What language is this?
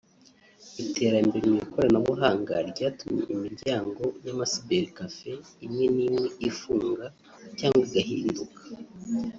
Kinyarwanda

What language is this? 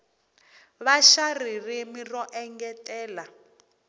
Tsonga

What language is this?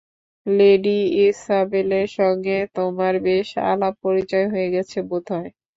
Bangla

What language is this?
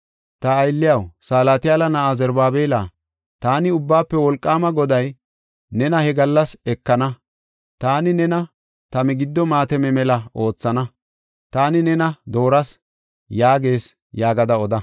Gofa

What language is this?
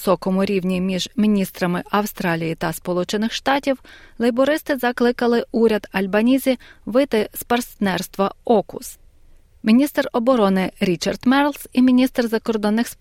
Ukrainian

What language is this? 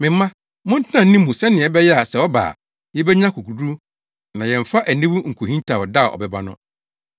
Akan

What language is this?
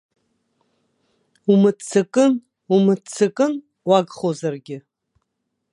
Abkhazian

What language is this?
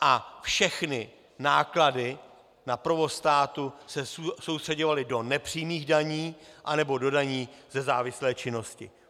Czech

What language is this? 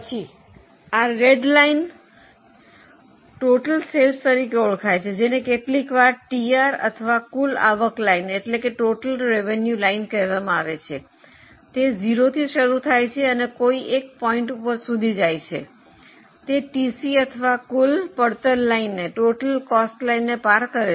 Gujarati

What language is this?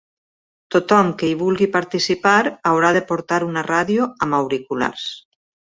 Catalan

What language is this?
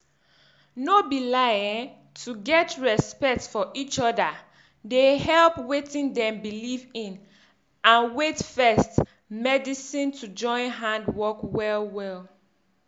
Nigerian Pidgin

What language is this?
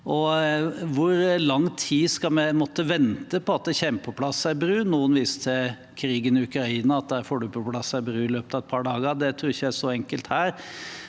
Norwegian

